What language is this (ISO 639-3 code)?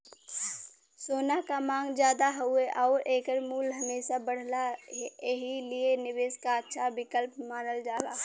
bho